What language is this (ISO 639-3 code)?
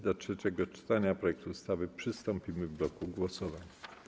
pol